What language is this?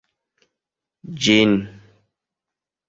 Esperanto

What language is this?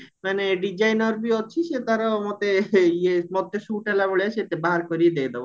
Odia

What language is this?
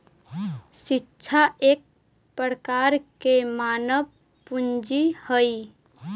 Magahi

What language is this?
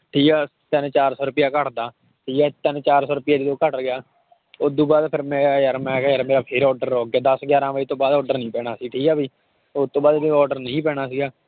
Punjabi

